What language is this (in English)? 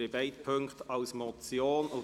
Swiss German